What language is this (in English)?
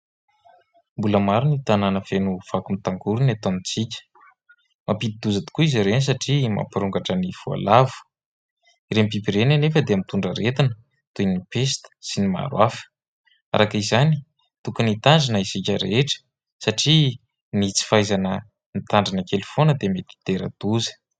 Malagasy